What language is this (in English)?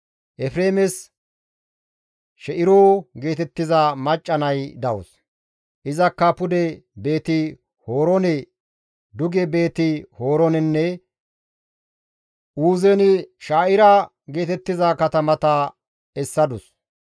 Gamo